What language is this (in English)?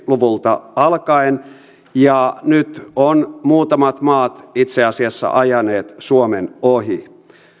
Finnish